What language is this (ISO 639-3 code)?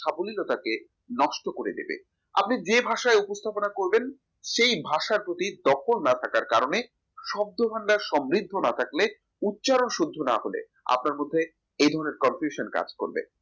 ben